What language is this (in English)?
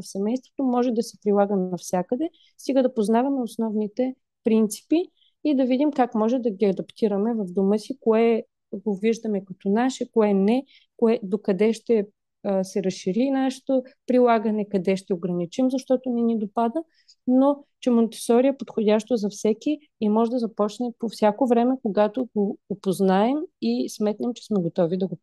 Bulgarian